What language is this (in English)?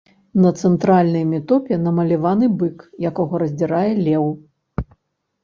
Belarusian